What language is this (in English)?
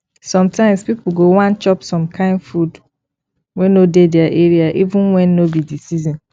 Nigerian Pidgin